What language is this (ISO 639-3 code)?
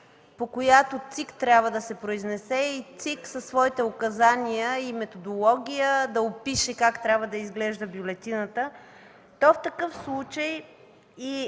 bul